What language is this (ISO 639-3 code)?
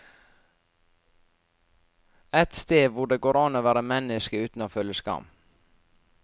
nor